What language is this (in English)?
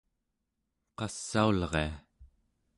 Central Yupik